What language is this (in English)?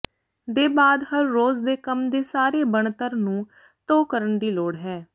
Punjabi